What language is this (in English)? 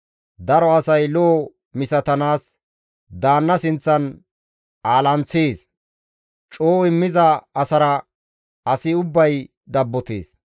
Gamo